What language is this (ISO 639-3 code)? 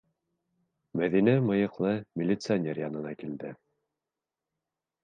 bak